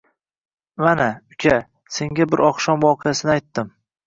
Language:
Uzbek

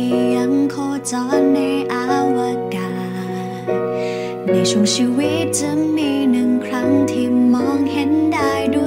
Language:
Thai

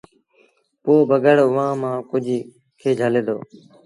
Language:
Sindhi Bhil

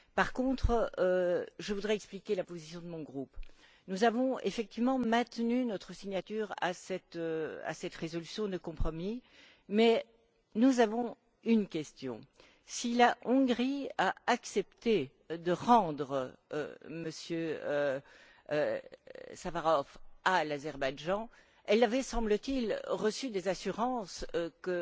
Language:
French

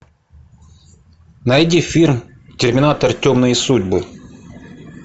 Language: Russian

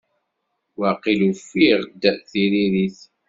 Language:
Kabyle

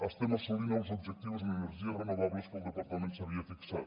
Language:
Catalan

